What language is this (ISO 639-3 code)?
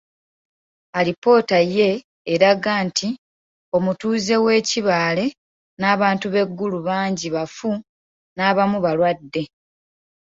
lug